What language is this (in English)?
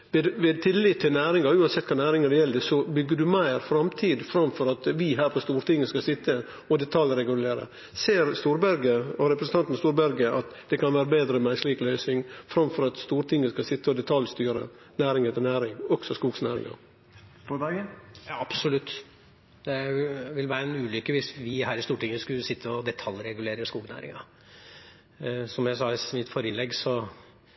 Norwegian